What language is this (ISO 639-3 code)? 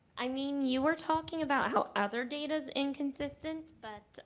eng